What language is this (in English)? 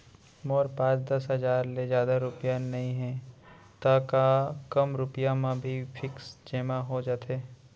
Chhattisgarhi